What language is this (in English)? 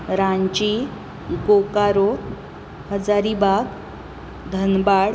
Konkani